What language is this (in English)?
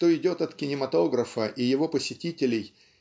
Russian